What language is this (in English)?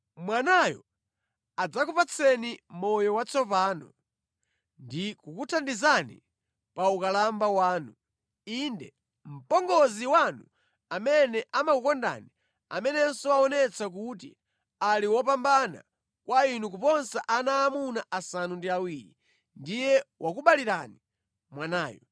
Nyanja